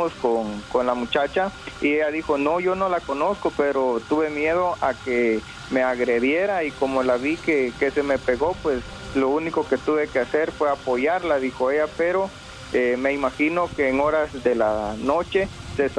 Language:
Spanish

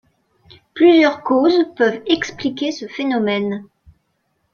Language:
French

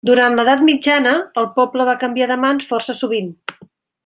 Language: Catalan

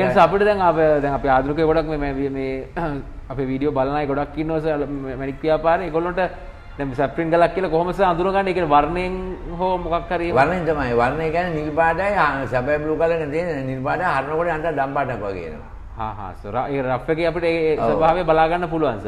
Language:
Arabic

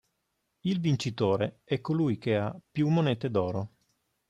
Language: Italian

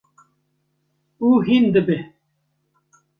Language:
Kurdish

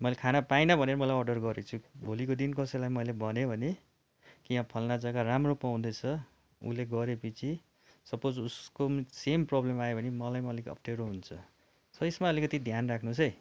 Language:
Nepali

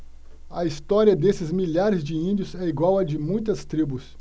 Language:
Portuguese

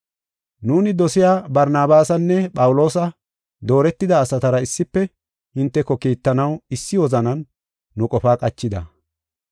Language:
Gofa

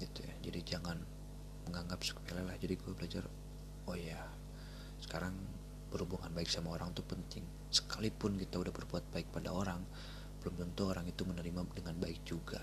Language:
Indonesian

